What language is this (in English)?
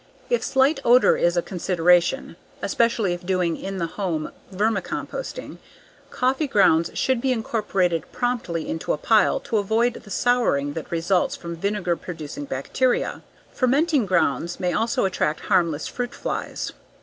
English